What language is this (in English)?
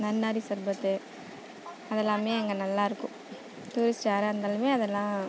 Tamil